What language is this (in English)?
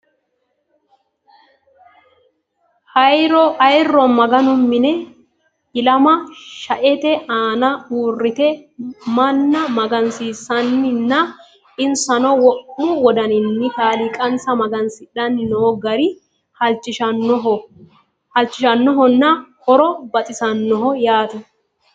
Sidamo